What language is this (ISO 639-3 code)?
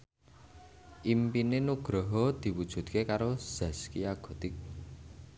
jav